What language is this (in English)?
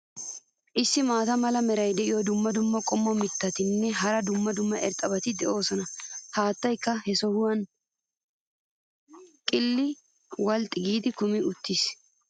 Wolaytta